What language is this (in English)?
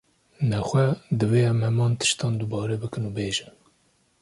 Kurdish